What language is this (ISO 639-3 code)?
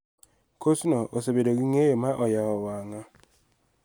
luo